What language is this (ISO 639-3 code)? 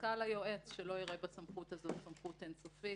heb